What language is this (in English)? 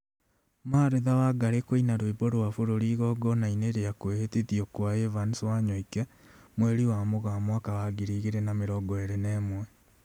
Kikuyu